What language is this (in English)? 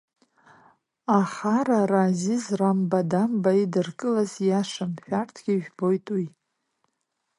Abkhazian